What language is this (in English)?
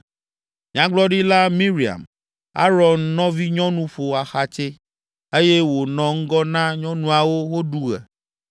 Ewe